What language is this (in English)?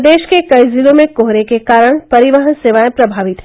Hindi